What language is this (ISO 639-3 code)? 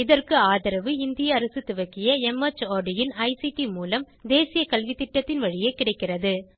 tam